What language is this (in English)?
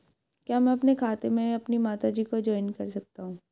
Hindi